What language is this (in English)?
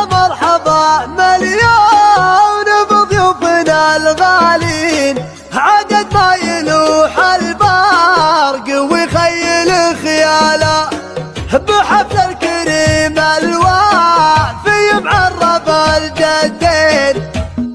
Arabic